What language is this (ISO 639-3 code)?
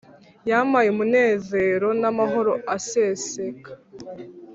kin